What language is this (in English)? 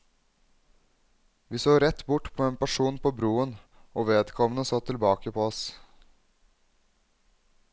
Norwegian